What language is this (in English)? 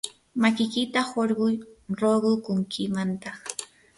Yanahuanca Pasco Quechua